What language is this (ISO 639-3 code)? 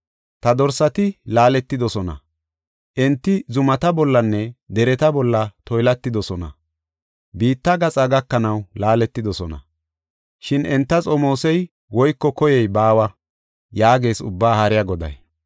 gof